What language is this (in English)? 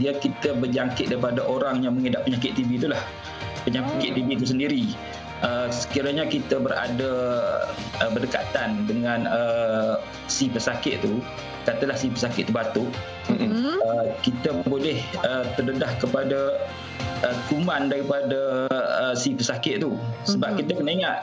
Malay